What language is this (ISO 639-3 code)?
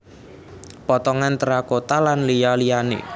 jav